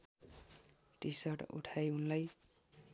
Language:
Nepali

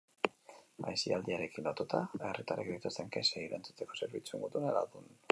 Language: Basque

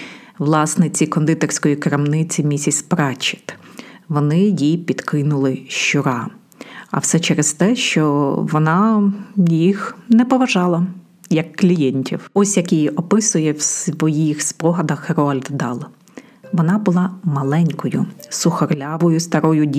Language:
Ukrainian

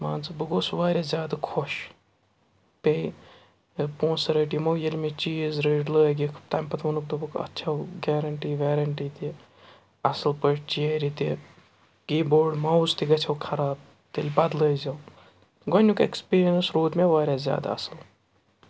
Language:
Kashmiri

